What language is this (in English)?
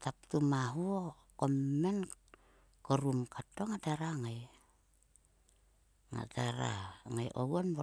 Sulka